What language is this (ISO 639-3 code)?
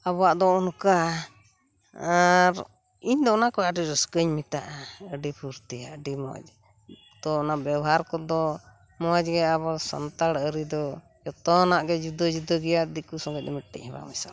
sat